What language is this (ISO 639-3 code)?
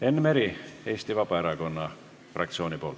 est